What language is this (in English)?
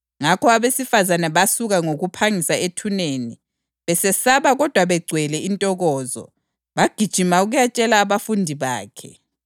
North Ndebele